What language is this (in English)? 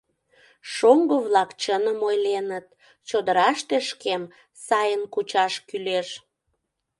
Mari